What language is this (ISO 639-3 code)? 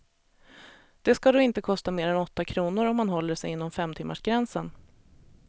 swe